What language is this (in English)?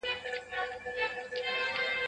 Pashto